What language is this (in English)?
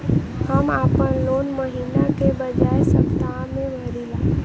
Bhojpuri